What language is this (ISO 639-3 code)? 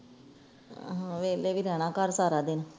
pan